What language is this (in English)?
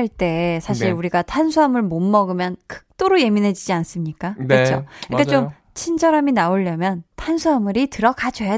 Korean